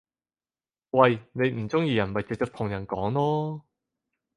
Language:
Cantonese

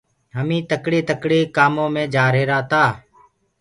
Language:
Gurgula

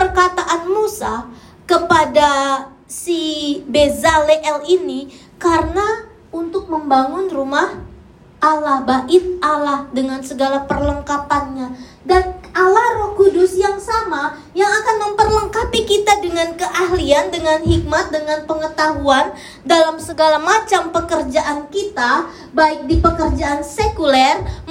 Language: Indonesian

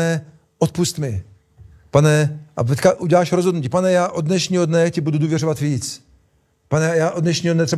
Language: Czech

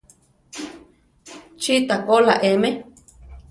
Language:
Central Tarahumara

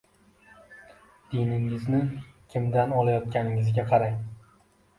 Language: Uzbek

